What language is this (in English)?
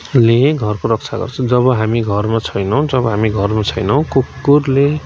Nepali